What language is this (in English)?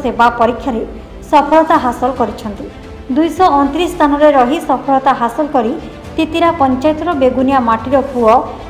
Romanian